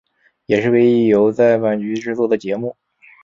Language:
Chinese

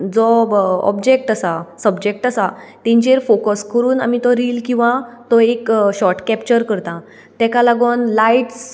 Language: Konkani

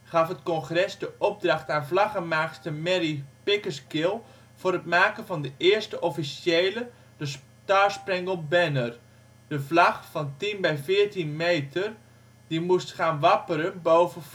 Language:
Dutch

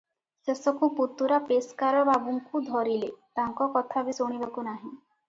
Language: Odia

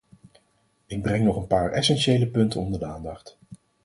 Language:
Dutch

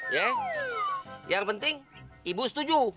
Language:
Indonesian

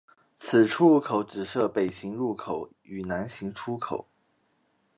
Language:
Chinese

